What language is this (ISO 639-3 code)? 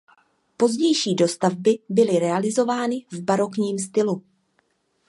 ces